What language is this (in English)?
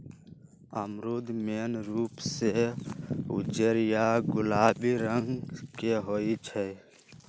Magahi